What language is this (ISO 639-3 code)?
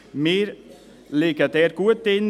gsw